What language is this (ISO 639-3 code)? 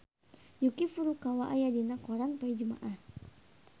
sun